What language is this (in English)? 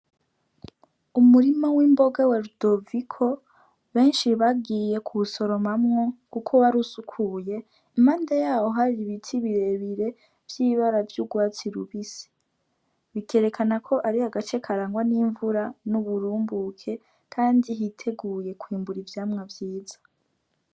Rundi